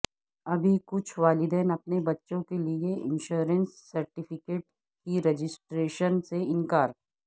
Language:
Urdu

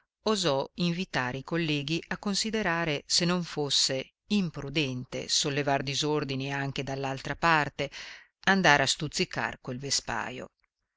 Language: Italian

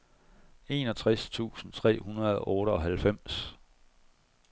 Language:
Danish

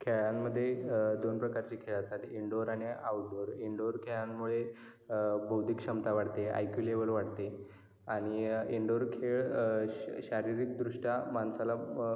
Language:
Marathi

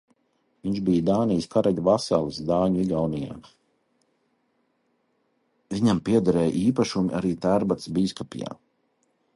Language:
Latvian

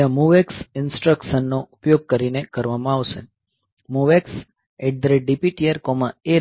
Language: Gujarati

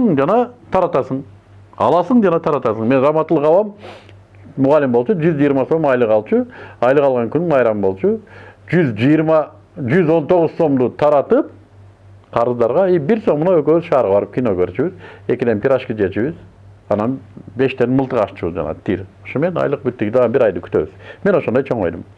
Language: Turkish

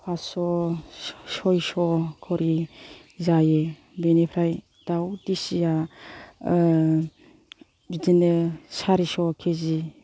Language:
Bodo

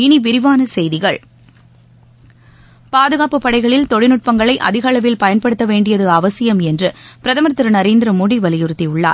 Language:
Tamil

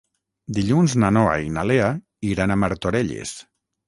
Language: Catalan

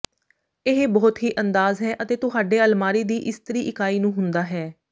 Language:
Punjabi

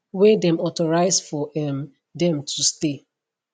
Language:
Nigerian Pidgin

